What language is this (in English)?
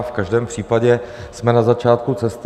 Czech